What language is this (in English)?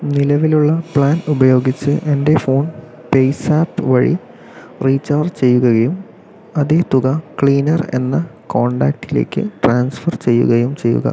Malayalam